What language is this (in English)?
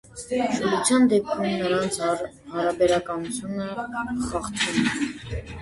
Armenian